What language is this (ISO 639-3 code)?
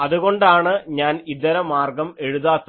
mal